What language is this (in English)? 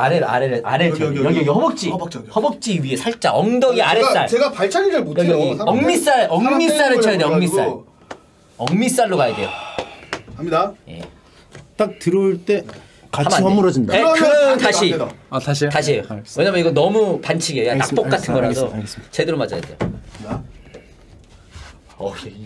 Korean